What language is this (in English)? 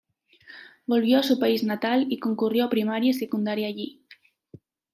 Spanish